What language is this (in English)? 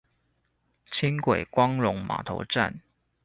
Chinese